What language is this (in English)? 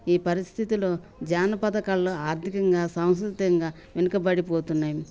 Telugu